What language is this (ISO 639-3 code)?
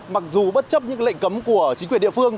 vie